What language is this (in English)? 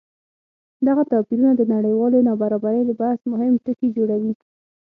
Pashto